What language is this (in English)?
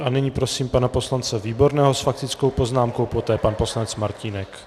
Czech